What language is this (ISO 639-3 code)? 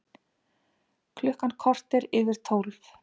isl